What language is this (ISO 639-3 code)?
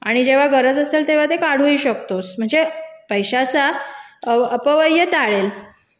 mar